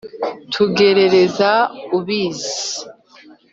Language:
Kinyarwanda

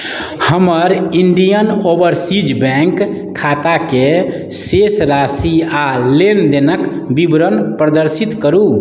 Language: Maithili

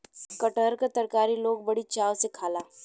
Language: Bhojpuri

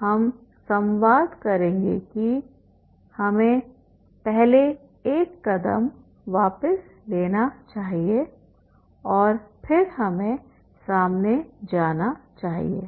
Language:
Hindi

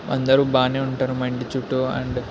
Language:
Telugu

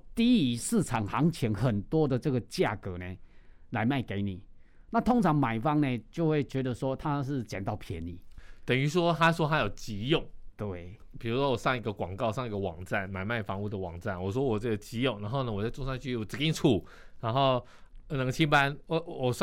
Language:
Chinese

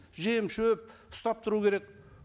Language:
Kazakh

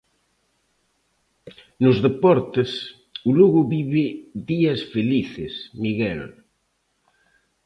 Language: Galician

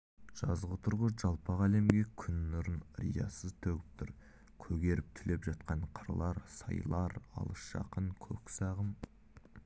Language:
Kazakh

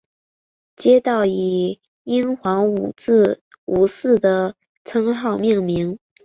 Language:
Chinese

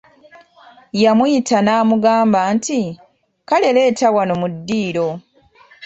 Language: Ganda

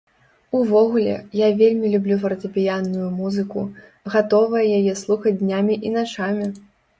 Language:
Belarusian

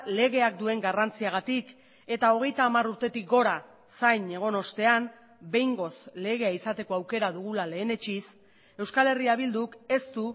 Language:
Basque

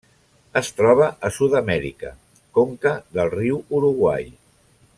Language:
Catalan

